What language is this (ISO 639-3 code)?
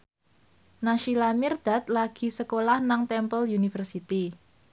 jav